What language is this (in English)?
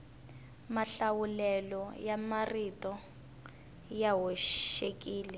Tsonga